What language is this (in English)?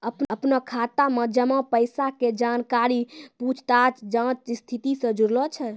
Maithili